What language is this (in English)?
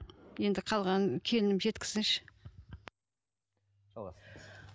Kazakh